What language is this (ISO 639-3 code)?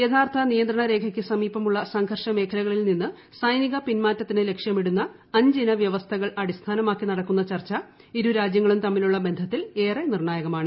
mal